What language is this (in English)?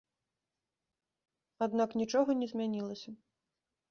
Belarusian